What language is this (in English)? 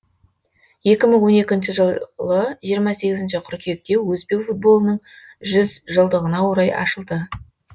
Kazakh